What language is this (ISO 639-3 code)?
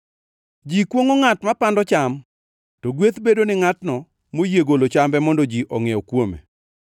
luo